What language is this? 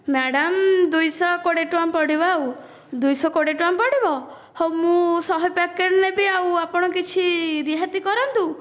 Odia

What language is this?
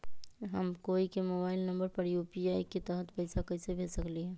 Magahi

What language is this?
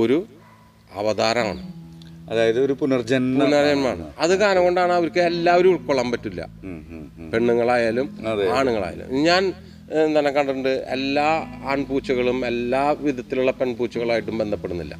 Malayalam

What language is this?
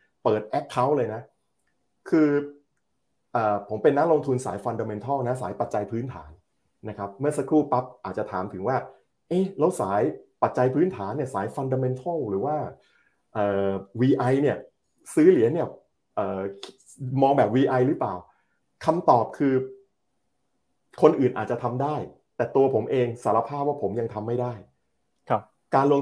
Thai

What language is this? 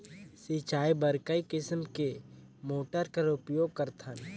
Chhattisgarhi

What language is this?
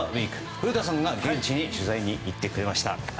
Japanese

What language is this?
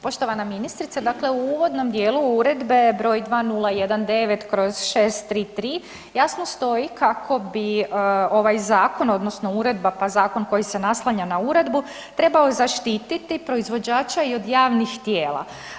Croatian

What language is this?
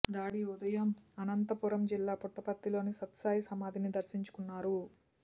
Telugu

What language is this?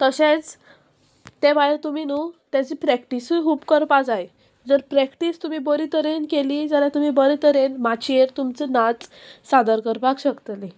Konkani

